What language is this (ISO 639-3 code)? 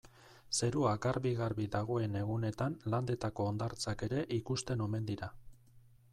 eus